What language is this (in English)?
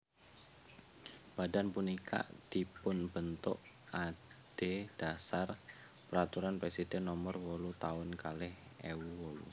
Javanese